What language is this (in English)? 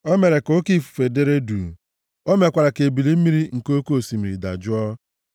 Igbo